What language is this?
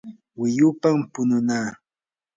Yanahuanca Pasco Quechua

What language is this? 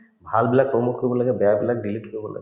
Assamese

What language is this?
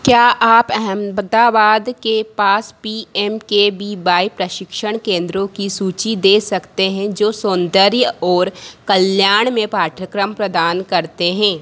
Hindi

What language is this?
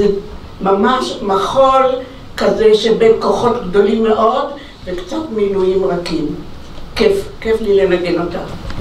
Hebrew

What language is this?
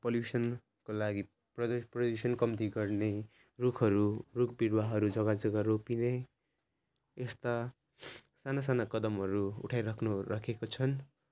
Nepali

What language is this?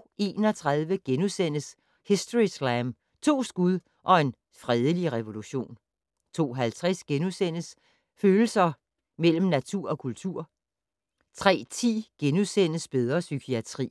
Danish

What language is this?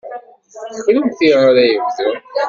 Kabyle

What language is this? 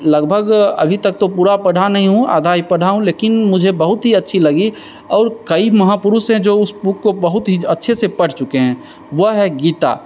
Hindi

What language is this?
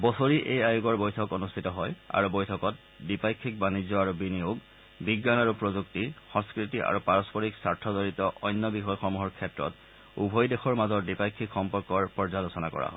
Assamese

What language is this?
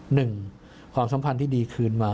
Thai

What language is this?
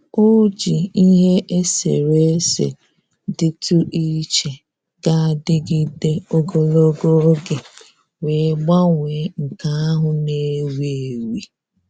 Igbo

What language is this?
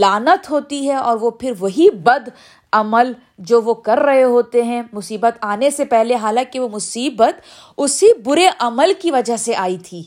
Urdu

